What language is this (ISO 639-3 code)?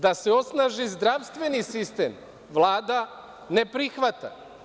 srp